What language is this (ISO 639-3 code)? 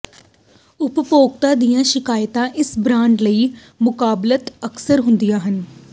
pan